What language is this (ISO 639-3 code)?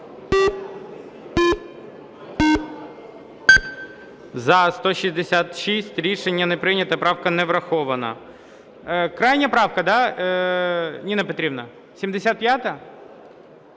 ukr